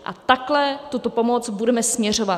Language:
Czech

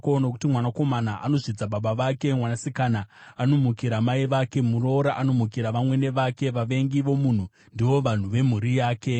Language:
Shona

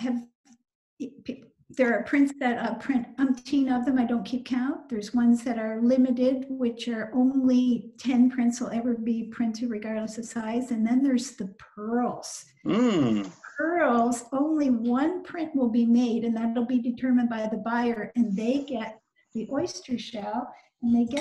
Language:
English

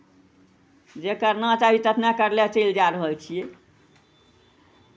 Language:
Maithili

